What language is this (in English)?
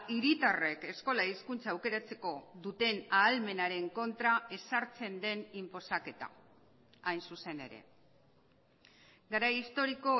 Basque